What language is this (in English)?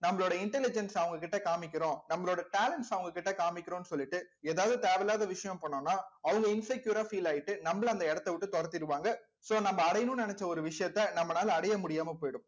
Tamil